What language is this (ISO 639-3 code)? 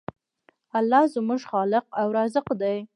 pus